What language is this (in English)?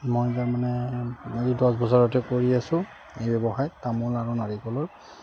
Assamese